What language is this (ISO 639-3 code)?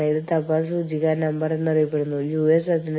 mal